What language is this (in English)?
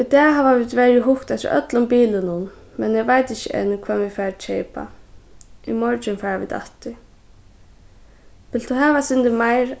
Faroese